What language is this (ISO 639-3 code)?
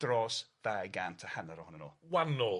cym